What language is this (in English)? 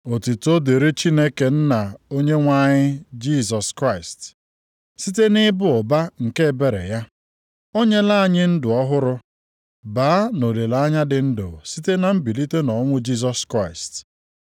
Igbo